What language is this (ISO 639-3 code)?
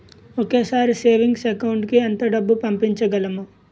tel